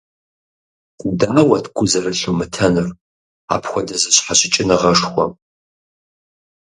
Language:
Kabardian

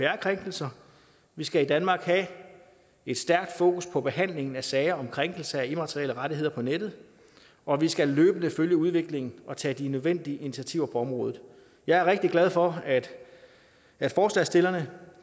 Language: Danish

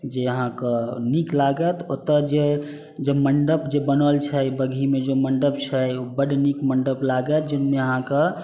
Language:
Maithili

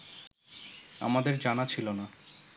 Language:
Bangla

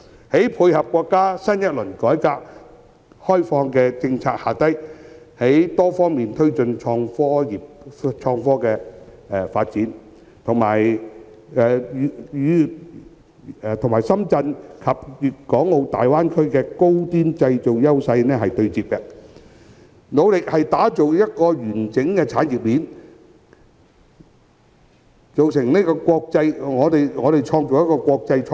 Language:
Cantonese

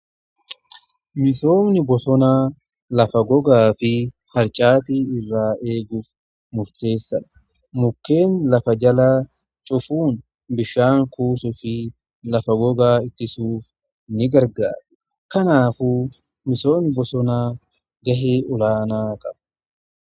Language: Oromo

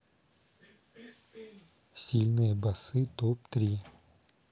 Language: Russian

